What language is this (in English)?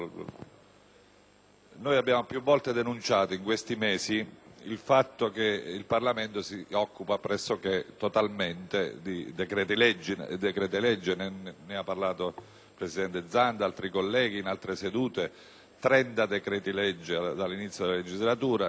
Italian